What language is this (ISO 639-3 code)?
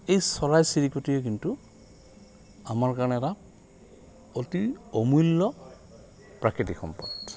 asm